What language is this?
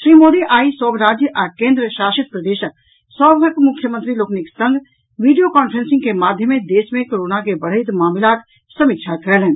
Maithili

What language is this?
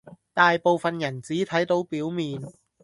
Cantonese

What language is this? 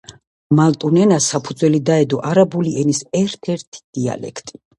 Georgian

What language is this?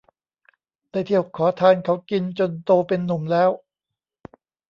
Thai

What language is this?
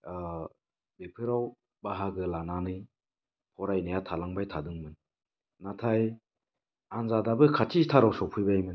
Bodo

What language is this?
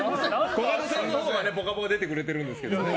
Japanese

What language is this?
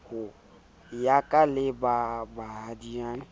Southern Sotho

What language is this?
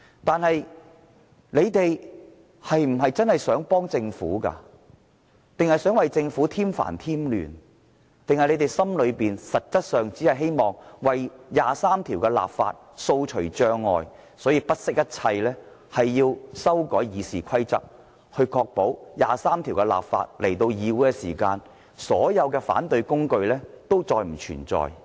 Cantonese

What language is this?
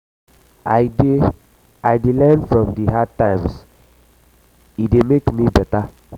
Nigerian Pidgin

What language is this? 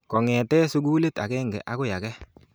Kalenjin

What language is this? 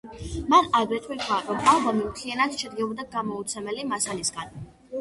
Georgian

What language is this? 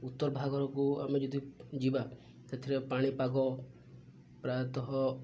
Odia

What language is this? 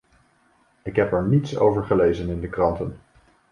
Dutch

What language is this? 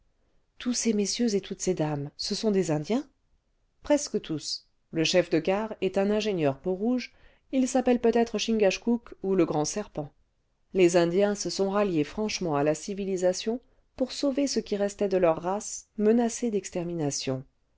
French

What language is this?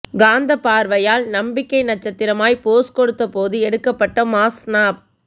Tamil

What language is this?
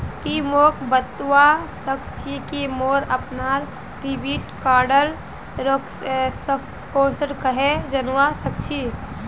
Magahi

